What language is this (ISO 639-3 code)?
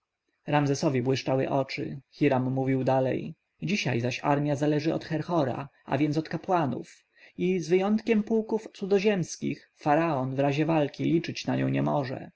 pol